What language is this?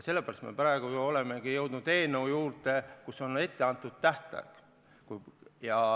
Estonian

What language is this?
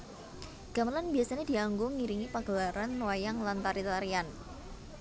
Javanese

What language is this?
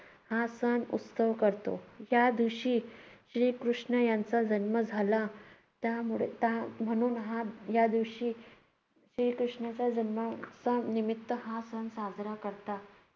Marathi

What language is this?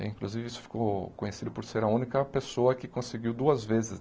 Portuguese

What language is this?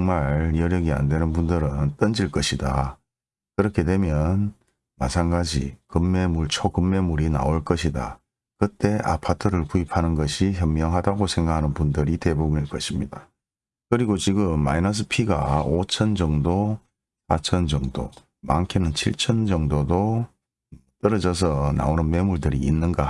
Korean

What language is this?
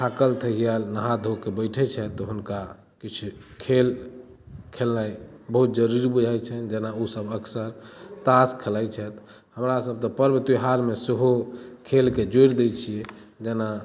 Maithili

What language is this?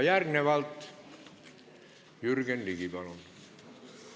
Estonian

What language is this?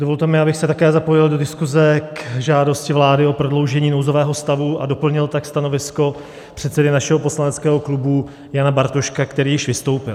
Czech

